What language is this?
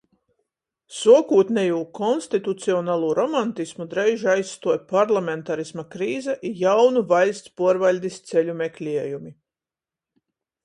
Latgalian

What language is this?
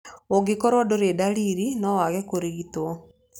Kikuyu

